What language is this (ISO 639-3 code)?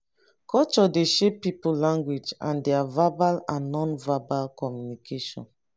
pcm